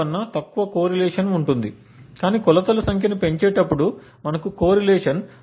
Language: Telugu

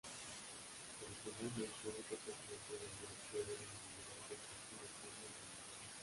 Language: Spanish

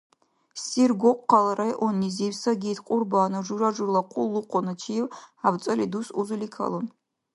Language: Dargwa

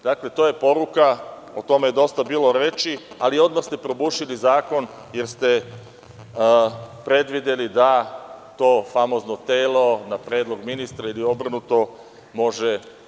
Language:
Serbian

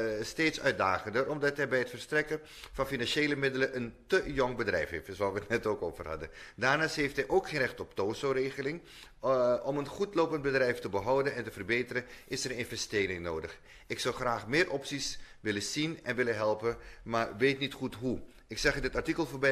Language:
Dutch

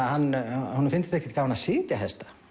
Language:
Icelandic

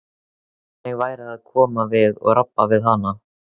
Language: Icelandic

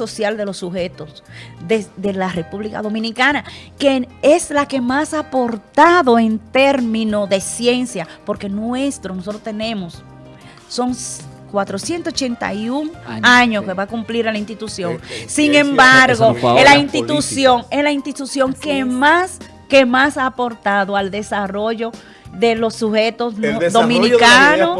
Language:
Spanish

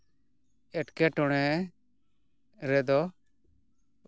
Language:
Santali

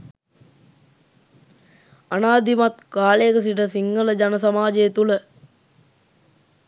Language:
Sinhala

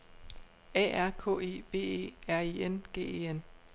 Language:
Danish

